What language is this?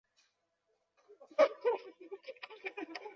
Chinese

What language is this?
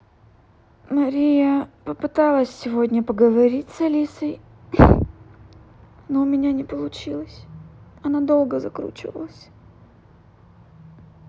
Russian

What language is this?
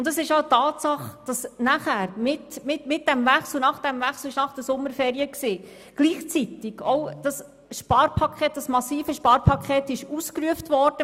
Swiss German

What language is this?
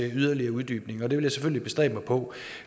Danish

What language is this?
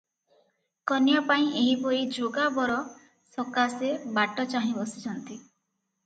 Odia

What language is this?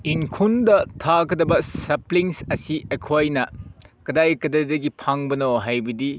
Manipuri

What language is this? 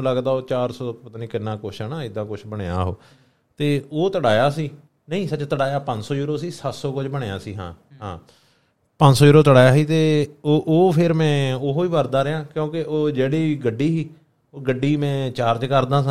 Punjabi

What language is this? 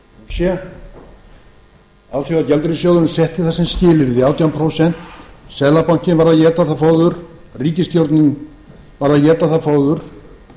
Icelandic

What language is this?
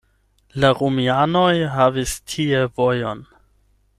Esperanto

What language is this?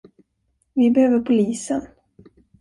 Swedish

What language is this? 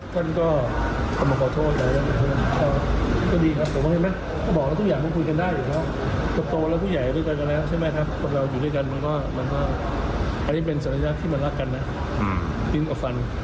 Thai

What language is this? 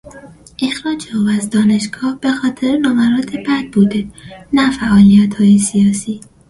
Persian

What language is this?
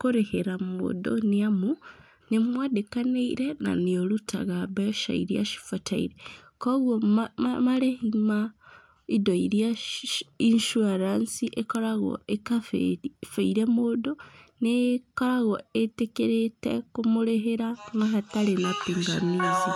Kikuyu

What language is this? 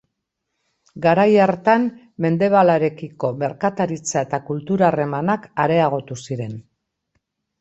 Basque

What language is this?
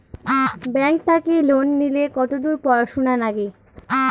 Bangla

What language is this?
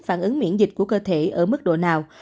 Vietnamese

